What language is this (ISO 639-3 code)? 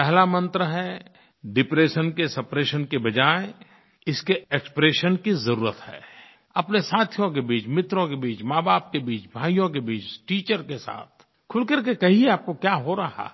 hin